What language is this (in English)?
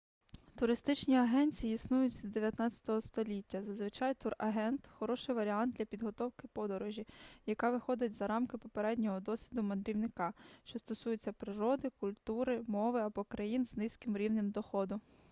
Ukrainian